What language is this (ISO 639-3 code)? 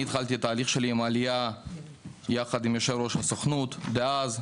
heb